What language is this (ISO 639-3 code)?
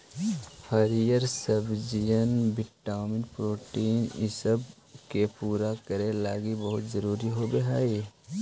mag